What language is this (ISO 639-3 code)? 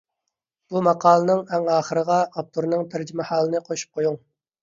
uig